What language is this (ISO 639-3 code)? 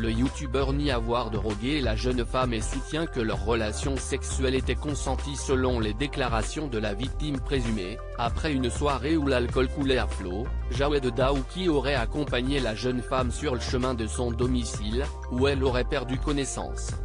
fra